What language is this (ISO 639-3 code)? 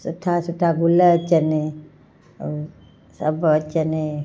snd